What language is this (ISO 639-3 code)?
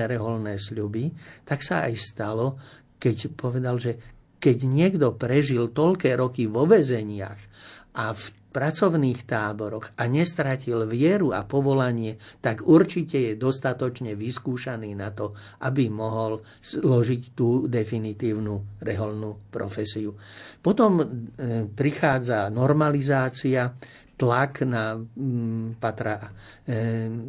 slk